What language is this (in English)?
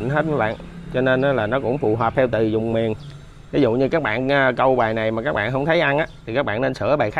Vietnamese